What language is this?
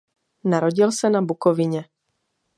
Czech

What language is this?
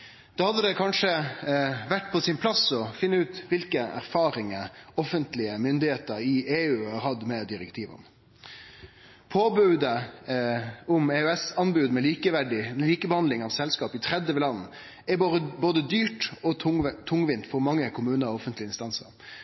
Norwegian Nynorsk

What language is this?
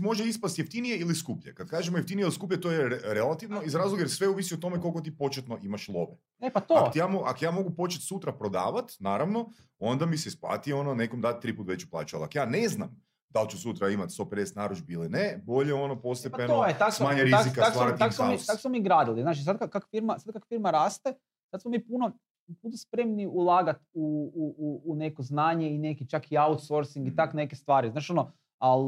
Croatian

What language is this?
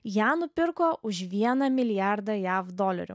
Lithuanian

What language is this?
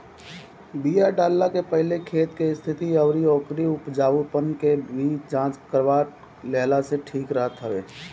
Bhojpuri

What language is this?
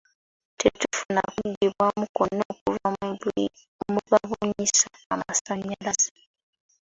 Ganda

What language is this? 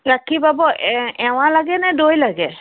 Assamese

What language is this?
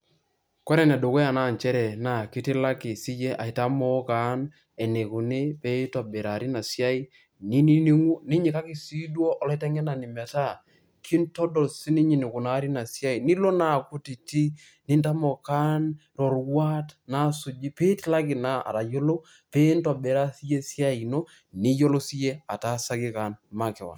Masai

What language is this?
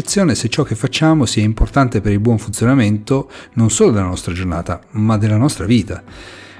Italian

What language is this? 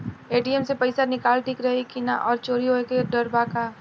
Bhojpuri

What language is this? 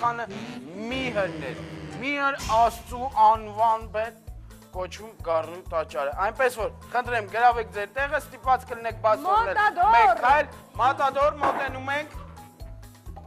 Romanian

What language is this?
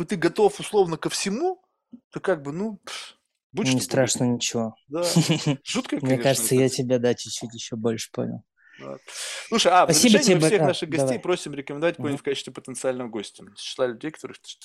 Russian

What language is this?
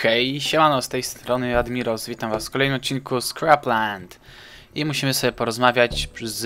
Polish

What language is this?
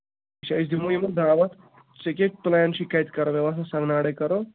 Kashmiri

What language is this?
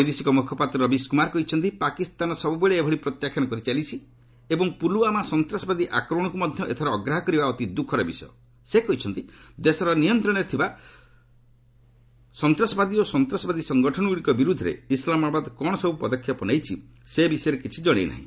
Odia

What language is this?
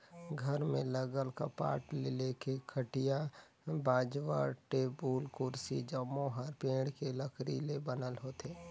Chhattisgarhi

